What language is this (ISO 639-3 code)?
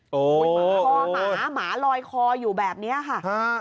tha